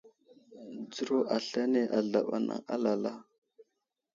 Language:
Wuzlam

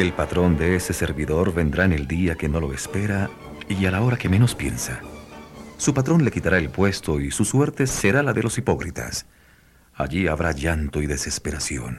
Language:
Spanish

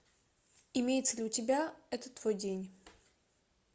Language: Russian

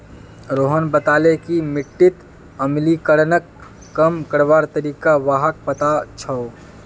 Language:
Magahi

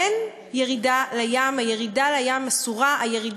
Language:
Hebrew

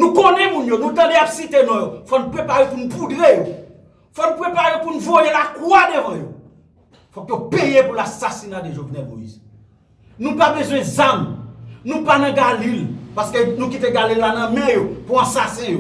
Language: French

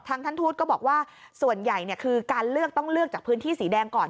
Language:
Thai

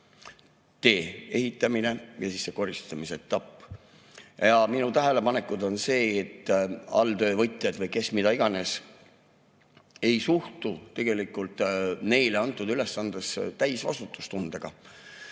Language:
Estonian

